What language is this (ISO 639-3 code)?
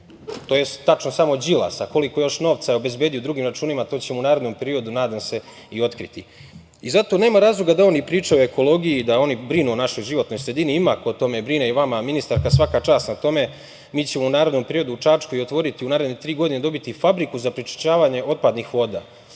srp